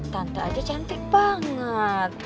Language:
Indonesian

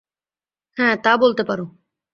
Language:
Bangla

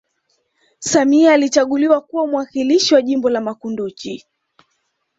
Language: Swahili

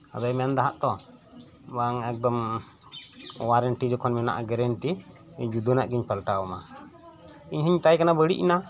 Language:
Santali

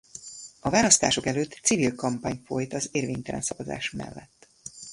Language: Hungarian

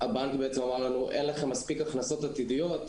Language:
Hebrew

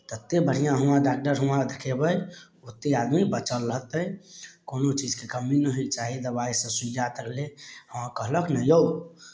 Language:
Maithili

